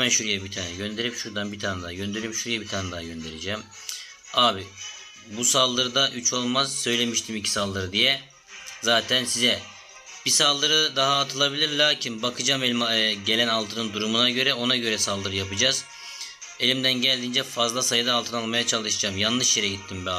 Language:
Turkish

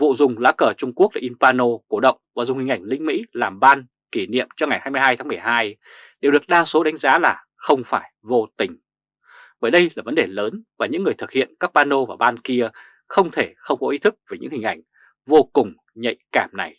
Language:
Vietnamese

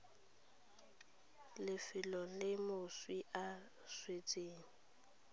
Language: Tswana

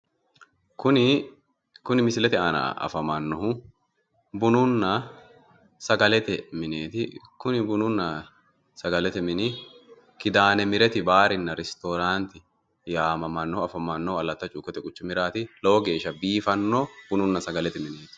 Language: Sidamo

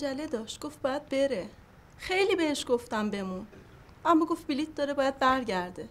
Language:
Persian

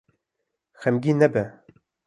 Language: Kurdish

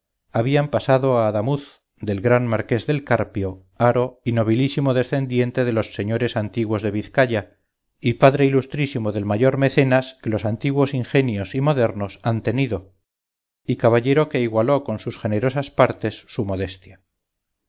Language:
Spanish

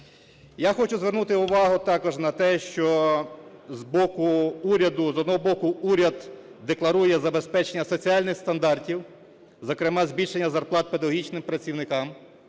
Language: Ukrainian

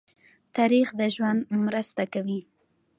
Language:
Pashto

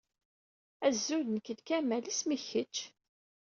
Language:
Kabyle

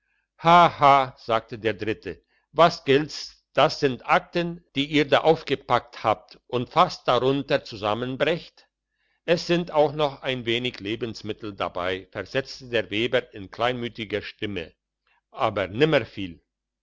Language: German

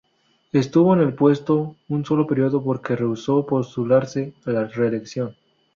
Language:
Spanish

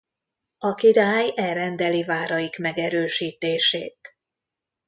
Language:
Hungarian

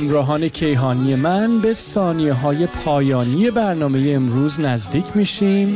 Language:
Persian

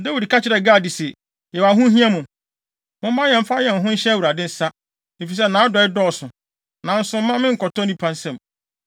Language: Akan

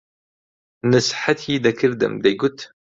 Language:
Central Kurdish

